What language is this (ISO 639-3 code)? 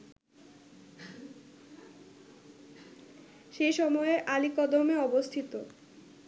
ben